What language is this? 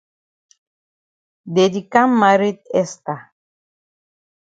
Cameroon Pidgin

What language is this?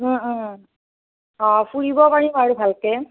Assamese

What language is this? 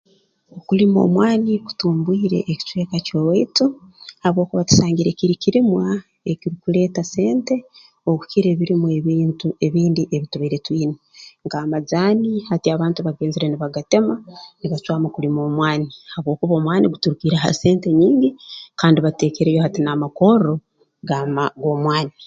Tooro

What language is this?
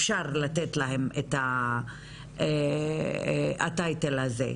Hebrew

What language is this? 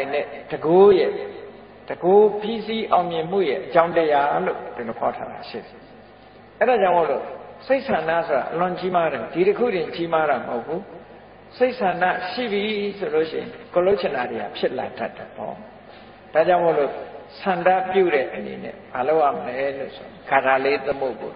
Thai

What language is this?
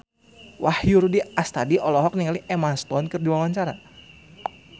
Sundanese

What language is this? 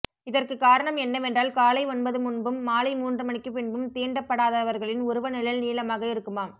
Tamil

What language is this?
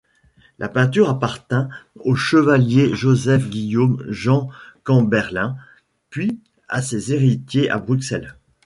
French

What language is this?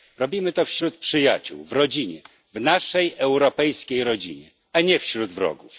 Polish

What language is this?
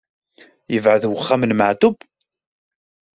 Kabyle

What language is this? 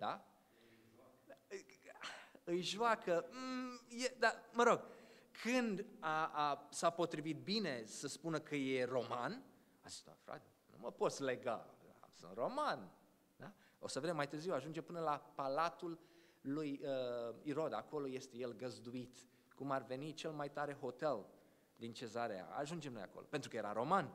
Romanian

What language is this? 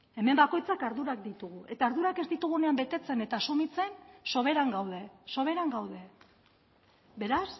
Basque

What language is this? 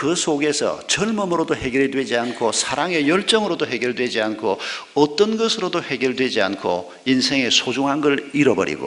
Korean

